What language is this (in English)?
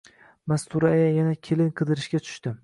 Uzbek